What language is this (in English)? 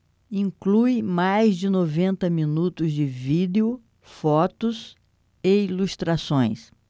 Portuguese